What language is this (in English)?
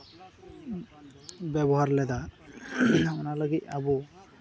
Santali